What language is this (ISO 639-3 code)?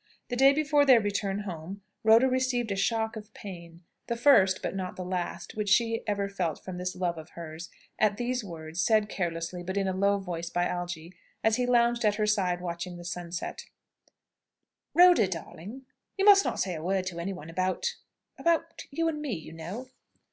eng